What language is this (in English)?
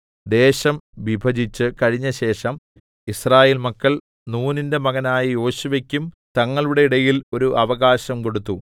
Malayalam